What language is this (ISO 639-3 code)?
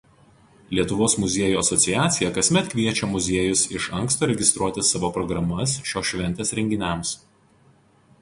lit